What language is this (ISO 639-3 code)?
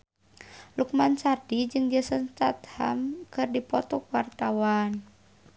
sun